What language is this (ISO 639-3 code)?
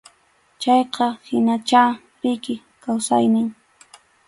qxu